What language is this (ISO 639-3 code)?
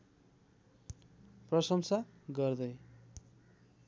nep